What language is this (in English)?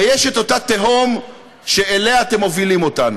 Hebrew